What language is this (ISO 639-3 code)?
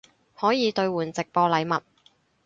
yue